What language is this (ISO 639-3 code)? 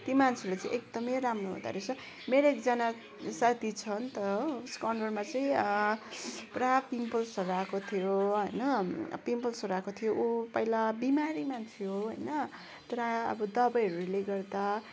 nep